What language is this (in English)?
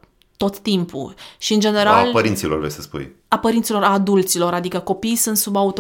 Romanian